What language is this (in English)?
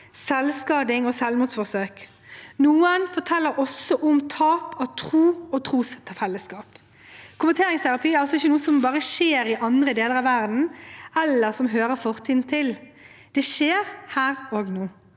Norwegian